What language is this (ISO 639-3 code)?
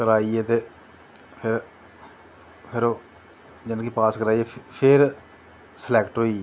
doi